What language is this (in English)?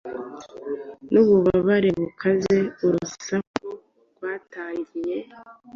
Kinyarwanda